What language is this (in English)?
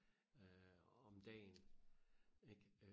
Danish